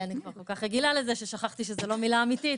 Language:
Hebrew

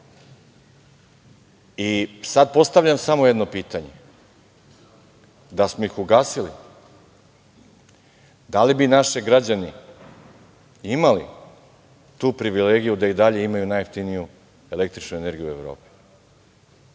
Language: Serbian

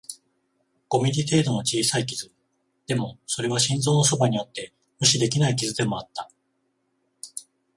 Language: Japanese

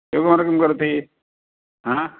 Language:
Sanskrit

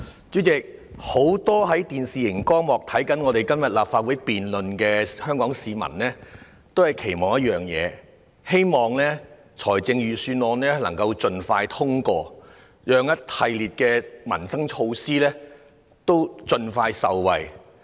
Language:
Cantonese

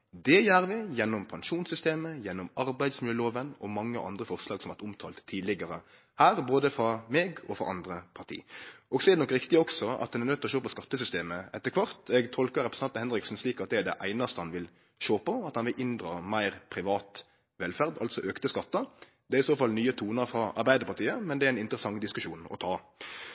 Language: Norwegian Nynorsk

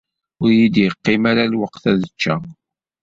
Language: Kabyle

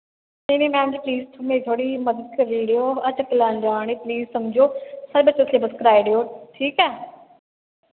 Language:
Dogri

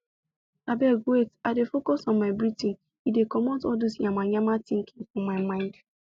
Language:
Nigerian Pidgin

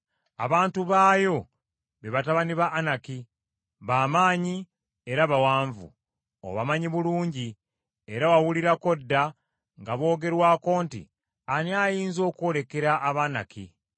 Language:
Ganda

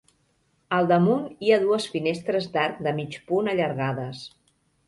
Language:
Catalan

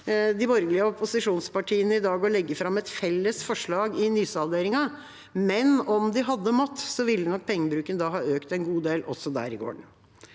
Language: Norwegian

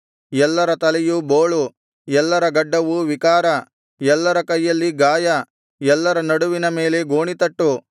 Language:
Kannada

